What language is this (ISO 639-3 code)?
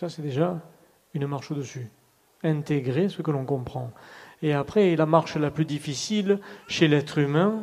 fra